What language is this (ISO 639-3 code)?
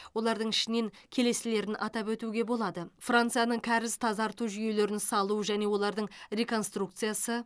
kaz